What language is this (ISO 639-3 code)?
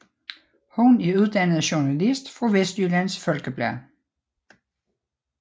dan